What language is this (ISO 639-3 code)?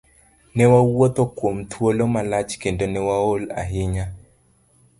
luo